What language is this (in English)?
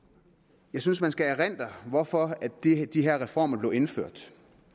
Danish